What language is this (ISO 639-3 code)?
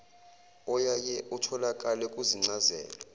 zul